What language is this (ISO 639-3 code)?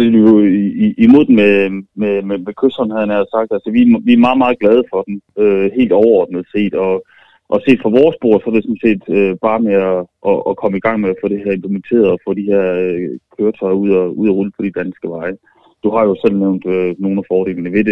dan